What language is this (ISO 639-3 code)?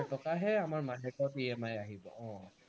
asm